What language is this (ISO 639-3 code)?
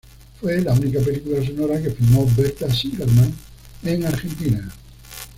spa